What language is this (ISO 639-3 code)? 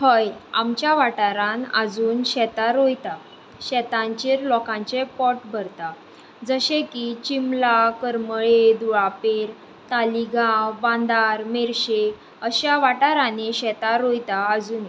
kok